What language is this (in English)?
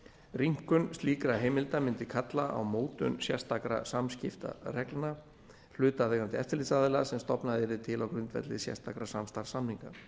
Icelandic